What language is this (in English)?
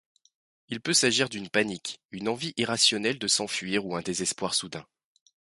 French